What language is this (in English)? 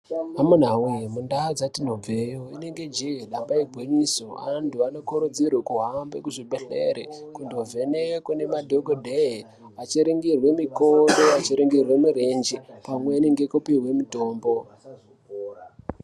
Ndau